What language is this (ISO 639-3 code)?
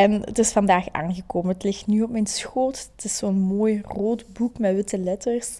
nld